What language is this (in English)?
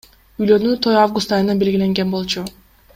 Kyrgyz